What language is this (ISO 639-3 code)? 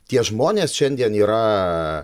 lit